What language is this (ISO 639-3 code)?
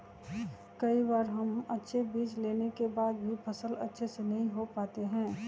mag